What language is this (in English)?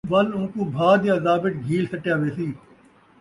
Saraiki